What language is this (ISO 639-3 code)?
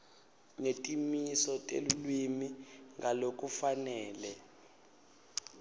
ssw